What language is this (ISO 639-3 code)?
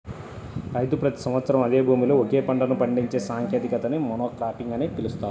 tel